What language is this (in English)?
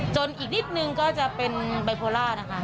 Thai